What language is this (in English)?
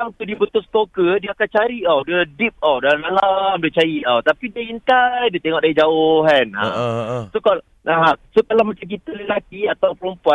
Malay